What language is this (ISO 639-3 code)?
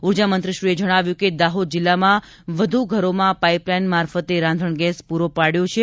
guj